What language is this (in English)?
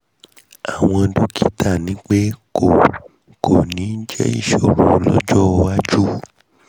Yoruba